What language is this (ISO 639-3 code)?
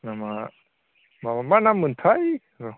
brx